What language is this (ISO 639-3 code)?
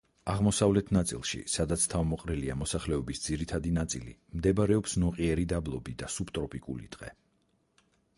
kat